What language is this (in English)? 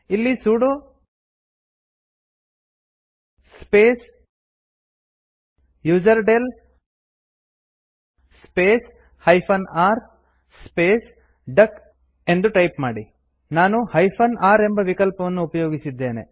Kannada